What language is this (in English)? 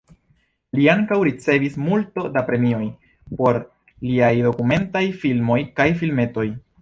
Esperanto